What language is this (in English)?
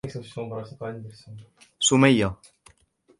Arabic